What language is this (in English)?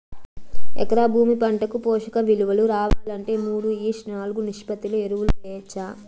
Telugu